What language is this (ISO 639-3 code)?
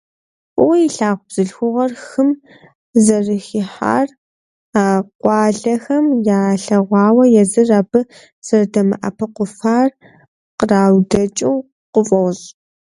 kbd